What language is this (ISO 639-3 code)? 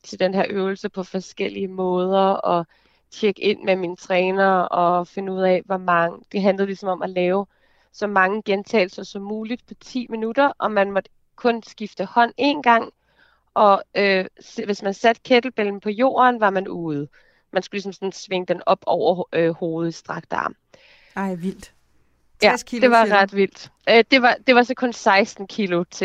dan